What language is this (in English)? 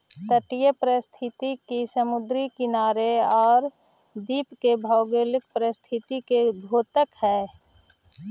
Magahi